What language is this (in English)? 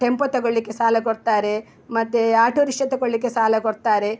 Kannada